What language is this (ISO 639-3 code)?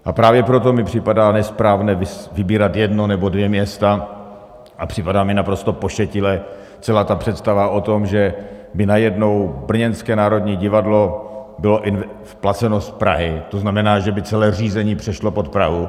ces